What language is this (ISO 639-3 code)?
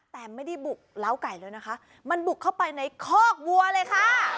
tha